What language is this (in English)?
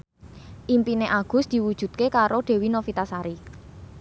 Javanese